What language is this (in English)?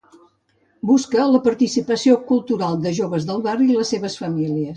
Catalan